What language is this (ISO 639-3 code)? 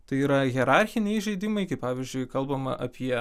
lit